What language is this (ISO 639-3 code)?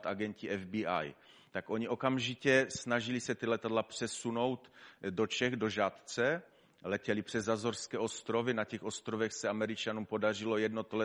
ces